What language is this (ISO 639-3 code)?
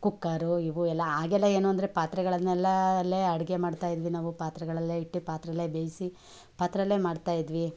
kan